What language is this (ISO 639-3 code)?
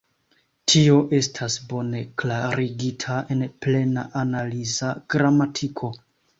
epo